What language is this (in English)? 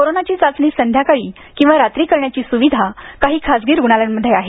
Marathi